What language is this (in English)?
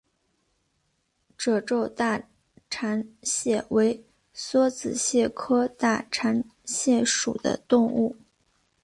Chinese